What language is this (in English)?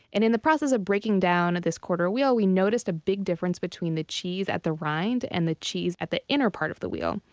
English